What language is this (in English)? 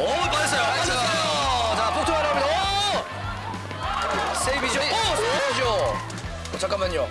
Korean